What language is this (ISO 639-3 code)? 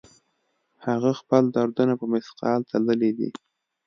pus